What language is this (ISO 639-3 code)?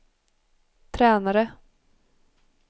swe